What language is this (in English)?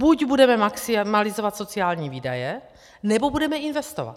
Czech